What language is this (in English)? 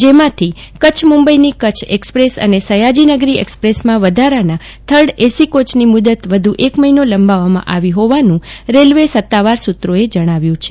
Gujarati